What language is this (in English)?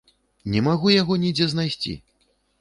Belarusian